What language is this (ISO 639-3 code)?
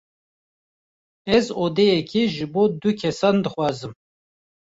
kur